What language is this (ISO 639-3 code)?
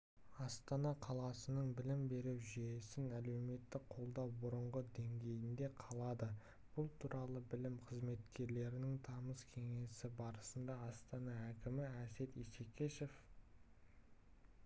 kaz